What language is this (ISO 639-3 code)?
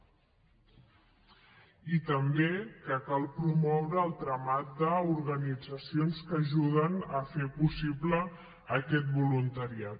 cat